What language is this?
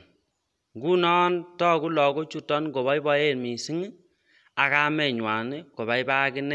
Kalenjin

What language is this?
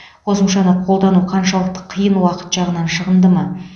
Kazakh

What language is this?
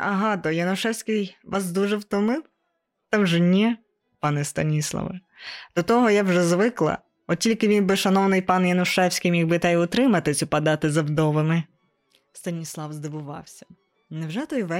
Ukrainian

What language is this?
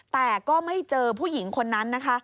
Thai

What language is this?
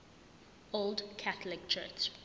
Zulu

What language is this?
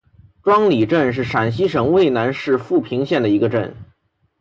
Chinese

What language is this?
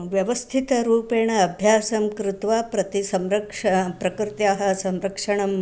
Sanskrit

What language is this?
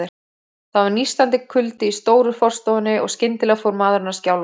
Icelandic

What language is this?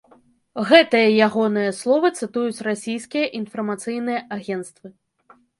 Belarusian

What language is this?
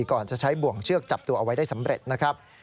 Thai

